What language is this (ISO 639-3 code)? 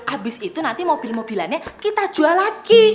ind